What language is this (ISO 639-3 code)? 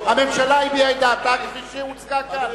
heb